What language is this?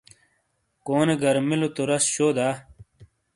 Shina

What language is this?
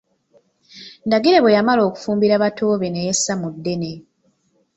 Ganda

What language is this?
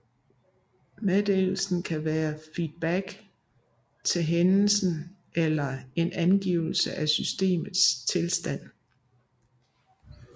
Danish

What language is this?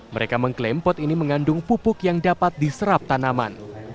Indonesian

